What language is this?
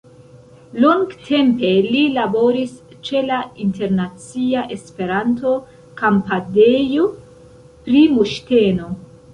Esperanto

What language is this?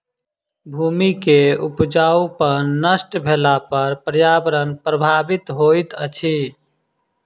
Maithili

